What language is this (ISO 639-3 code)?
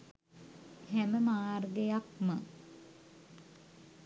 sin